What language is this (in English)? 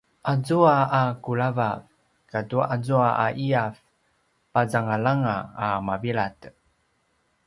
Paiwan